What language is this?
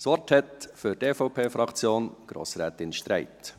Swiss German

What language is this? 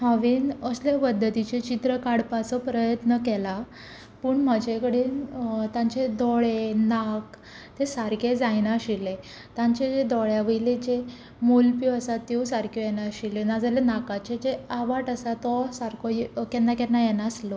Konkani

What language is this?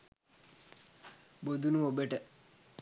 Sinhala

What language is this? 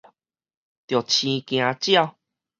Min Nan Chinese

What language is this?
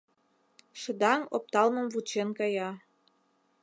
Mari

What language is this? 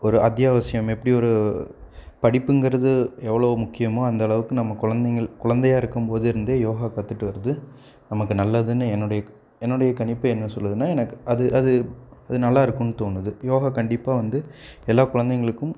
Tamil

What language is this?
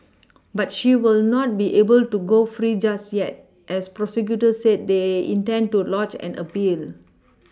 English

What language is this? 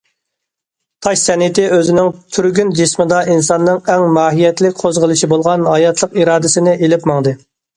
Uyghur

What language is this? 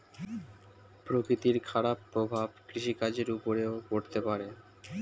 Bangla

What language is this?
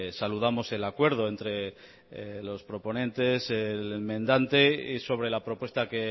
Spanish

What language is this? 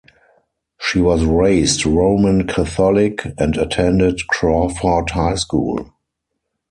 English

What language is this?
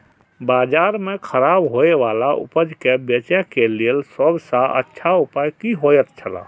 Maithili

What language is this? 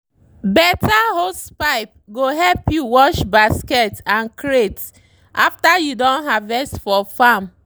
Nigerian Pidgin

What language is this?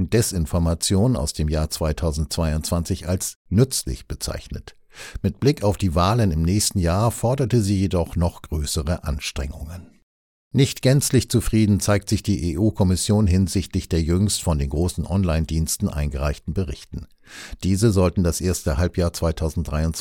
German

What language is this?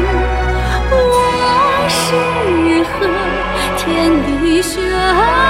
Chinese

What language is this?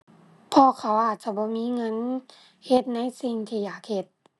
Thai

